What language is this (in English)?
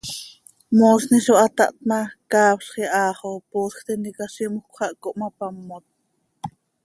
Seri